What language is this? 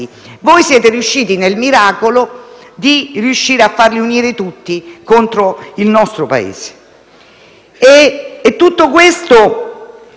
Italian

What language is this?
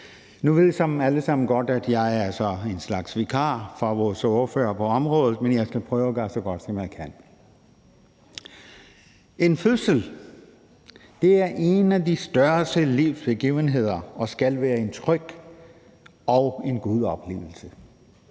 Danish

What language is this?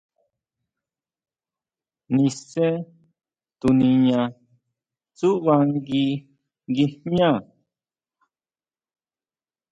Huautla Mazatec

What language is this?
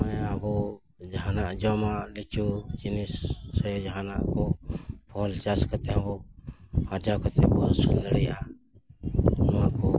Santali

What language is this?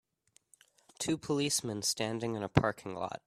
English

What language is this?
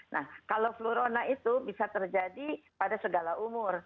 Indonesian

